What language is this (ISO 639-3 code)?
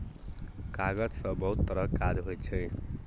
mai